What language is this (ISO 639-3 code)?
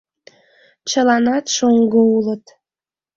chm